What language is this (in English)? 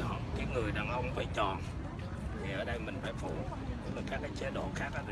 Vietnamese